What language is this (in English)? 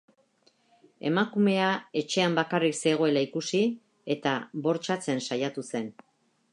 Basque